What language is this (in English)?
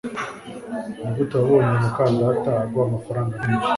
Kinyarwanda